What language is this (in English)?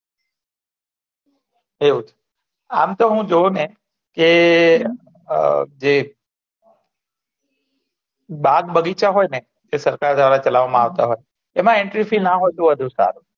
Gujarati